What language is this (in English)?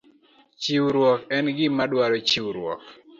Luo (Kenya and Tanzania)